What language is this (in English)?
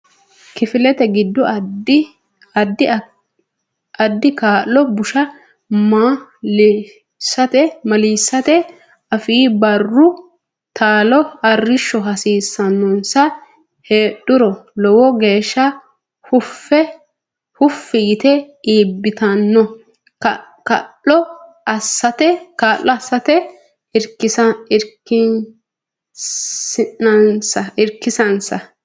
Sidamo